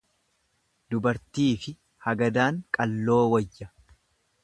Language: Oromo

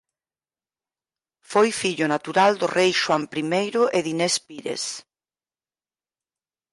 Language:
Galician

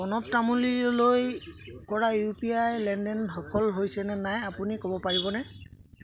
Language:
Assamese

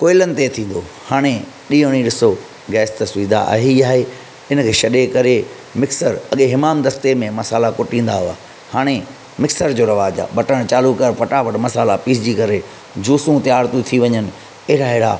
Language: Sindhi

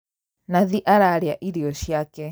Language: Kikuyu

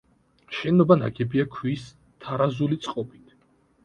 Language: Georgian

